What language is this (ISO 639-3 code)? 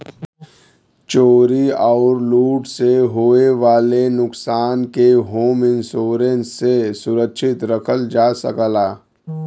bho